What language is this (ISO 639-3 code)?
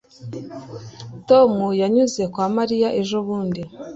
kin